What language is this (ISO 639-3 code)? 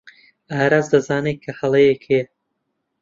ckb